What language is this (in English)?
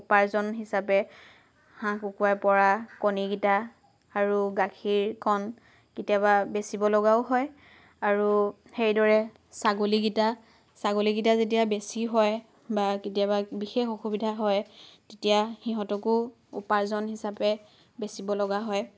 Assamese